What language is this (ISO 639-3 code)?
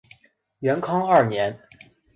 zho